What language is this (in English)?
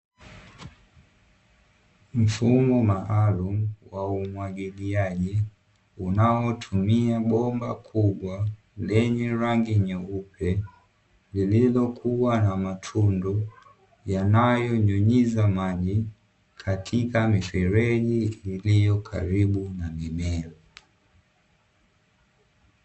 Swahili